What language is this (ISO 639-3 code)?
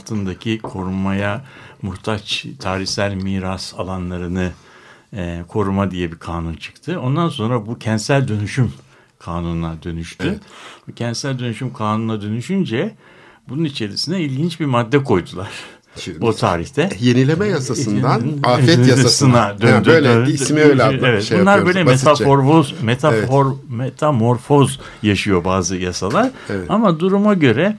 tur